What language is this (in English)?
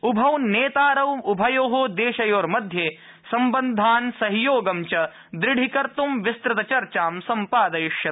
Sanskrit